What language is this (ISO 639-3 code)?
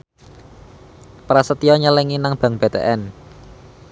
jav